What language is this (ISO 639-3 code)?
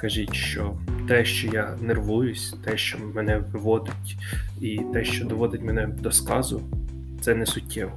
ukr